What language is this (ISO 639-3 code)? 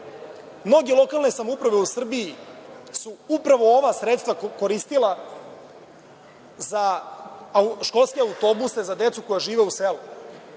srp